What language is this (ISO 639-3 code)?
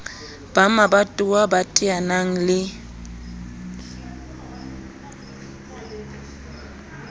sot